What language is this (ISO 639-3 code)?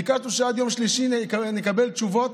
heb